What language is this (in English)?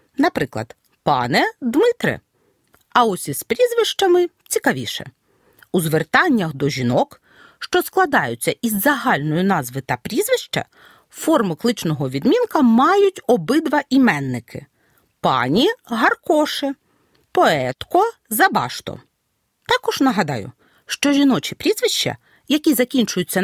Ukrainian